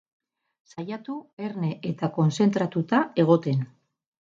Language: Basque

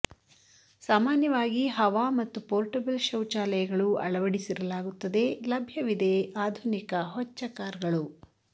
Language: Kannada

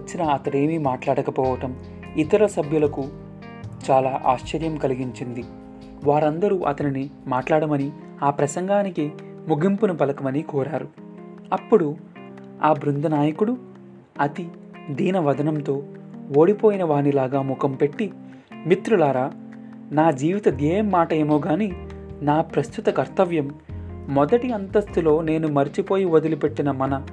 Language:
Telugu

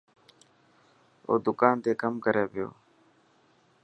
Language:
Dhatki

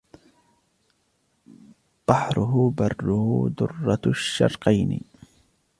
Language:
Arabic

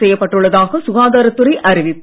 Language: Tamil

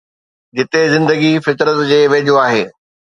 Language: Sindhi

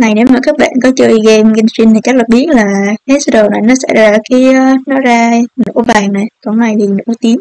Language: Vietnamese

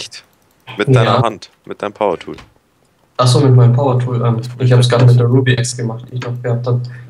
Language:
German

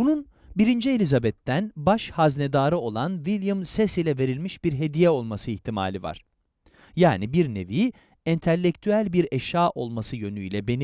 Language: Turkish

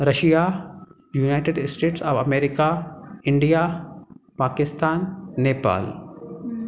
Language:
Sindhi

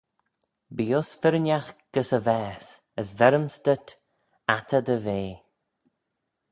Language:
Manx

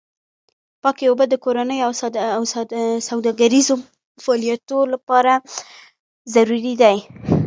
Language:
Pashto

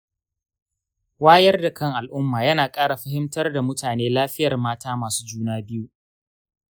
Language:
Hausa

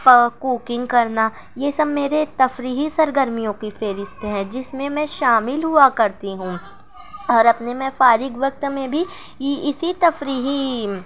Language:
Urdu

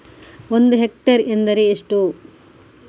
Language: Kannada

